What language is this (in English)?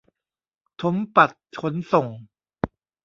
Thai